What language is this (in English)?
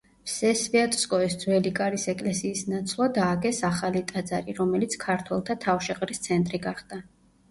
Georgian